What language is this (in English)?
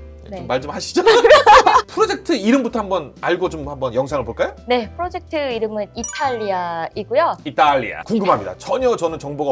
Korean